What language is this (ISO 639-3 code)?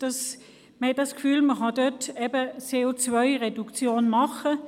gsw